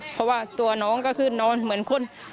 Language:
Thai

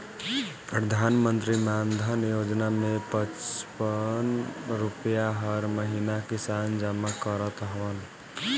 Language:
Bhojpuri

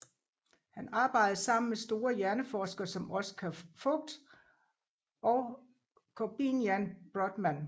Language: Danish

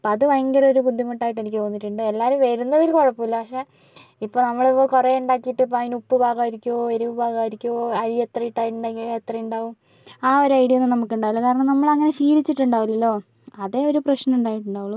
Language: Malayalam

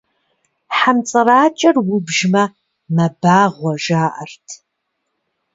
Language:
Kabardian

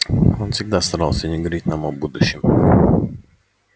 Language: Russian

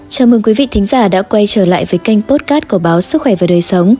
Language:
Vietnamese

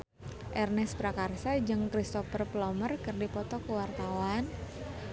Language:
Sundanese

